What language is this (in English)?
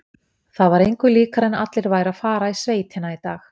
Icelandic